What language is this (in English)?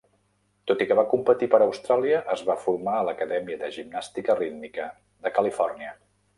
Catalan